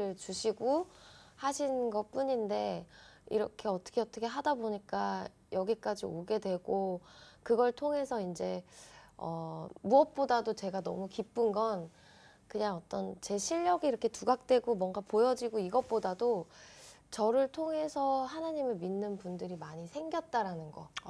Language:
Korean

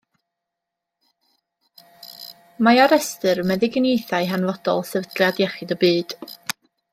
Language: Welsh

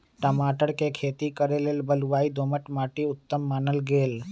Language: Magahi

